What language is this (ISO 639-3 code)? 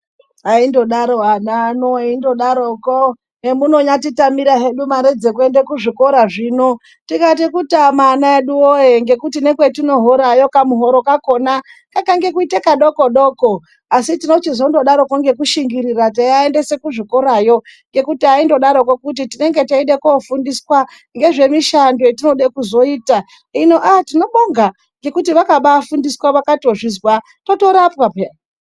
ndc